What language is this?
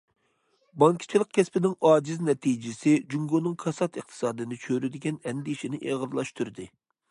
Uyghur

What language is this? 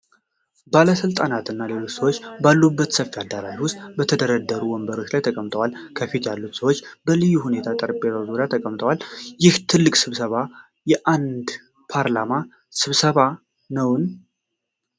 Amharic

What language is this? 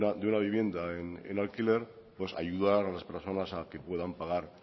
Spanish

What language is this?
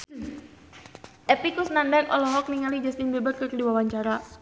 Sundanese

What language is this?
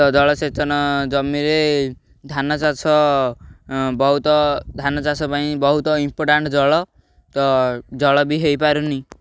Odia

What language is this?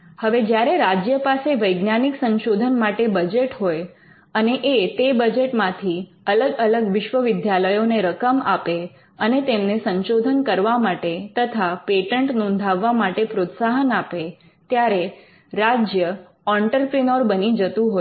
Gujarati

